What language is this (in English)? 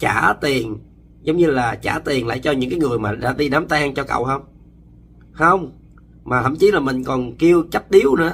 Vietnamese